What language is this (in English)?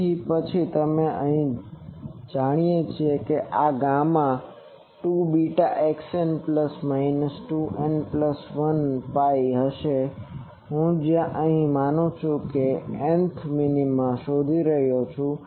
Gujarati